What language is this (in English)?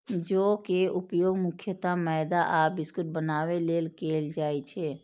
Maithili